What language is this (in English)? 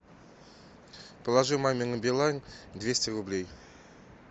Russian